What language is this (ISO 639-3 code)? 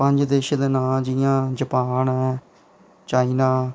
doi